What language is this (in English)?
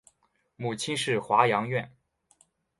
Chinese